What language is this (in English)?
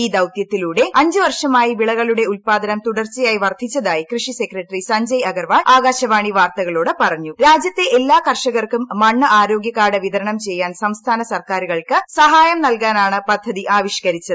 Malayalam